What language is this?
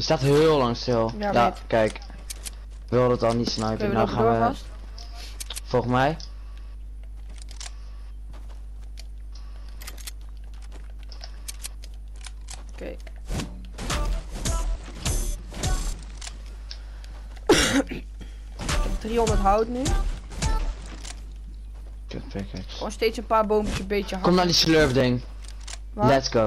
Dutch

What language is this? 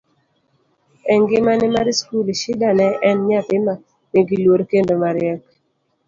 Luo (Kenya and Tanzania)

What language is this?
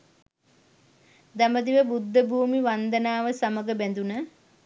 Sinhala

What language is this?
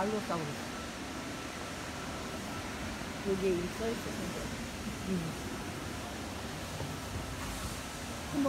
Korean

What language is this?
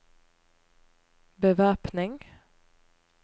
Norwegian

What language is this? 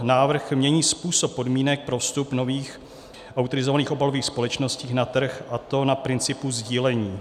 Czech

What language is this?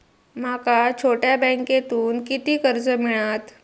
Marathi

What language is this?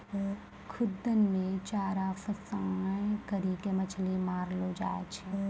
Maithili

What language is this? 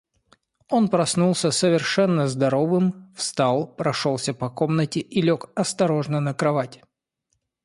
Russian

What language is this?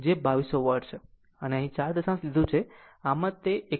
Gujarati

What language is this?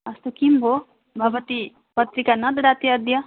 Sanskrit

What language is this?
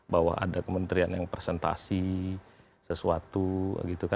Indonesian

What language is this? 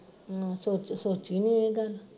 Punjabi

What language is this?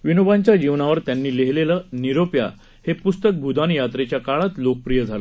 Marathi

